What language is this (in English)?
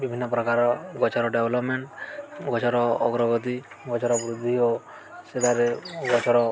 Odia